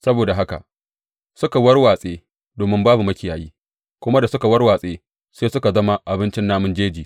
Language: Hausa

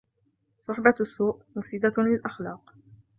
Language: Arabic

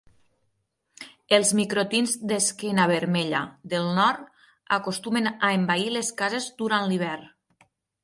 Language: Catalan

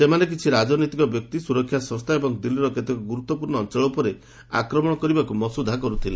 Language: Odia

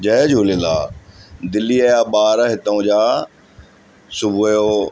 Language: Sindhi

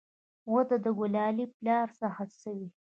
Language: Pashto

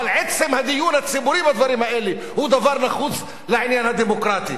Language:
Hebrew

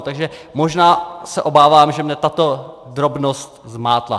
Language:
Czech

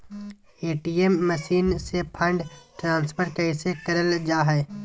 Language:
Magahi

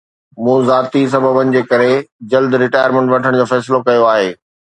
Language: Sindhi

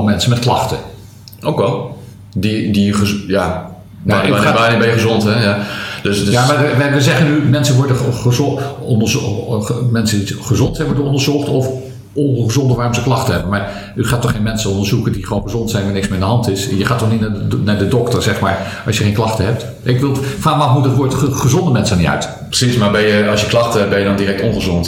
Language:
Dutch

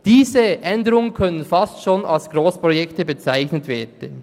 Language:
Swiss German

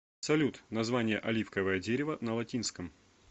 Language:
Russian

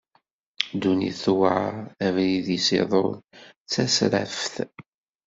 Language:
Kabyle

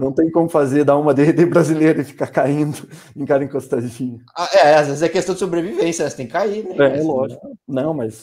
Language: Portuguese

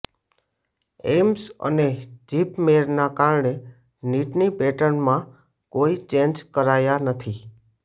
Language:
Gujarati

